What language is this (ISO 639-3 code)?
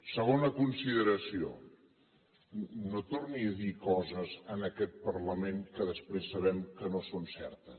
cat